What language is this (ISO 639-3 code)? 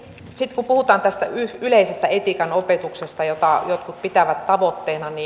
fin